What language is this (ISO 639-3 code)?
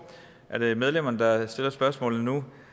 dan